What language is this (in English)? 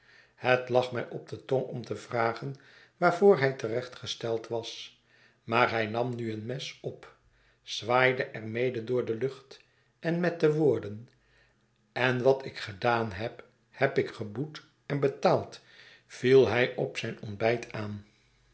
Dutch